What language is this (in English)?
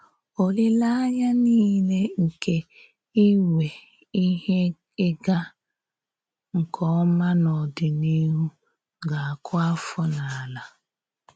Igbo